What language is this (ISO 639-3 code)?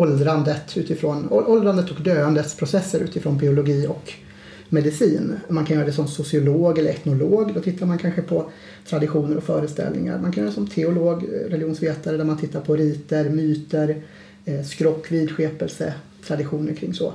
swe